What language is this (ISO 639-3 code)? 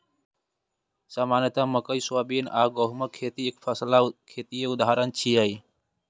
mai